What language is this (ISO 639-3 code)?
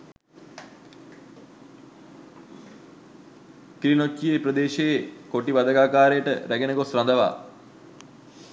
sin